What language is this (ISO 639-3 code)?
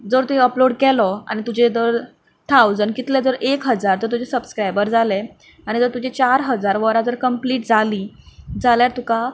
kok